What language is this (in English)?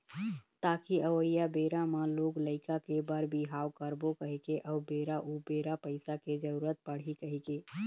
Chhattisgarhi